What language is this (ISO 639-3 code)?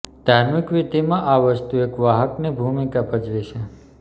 guj